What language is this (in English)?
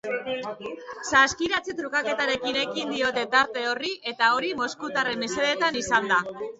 Basque